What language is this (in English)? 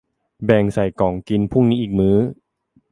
Thai